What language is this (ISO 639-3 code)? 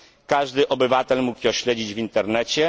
pol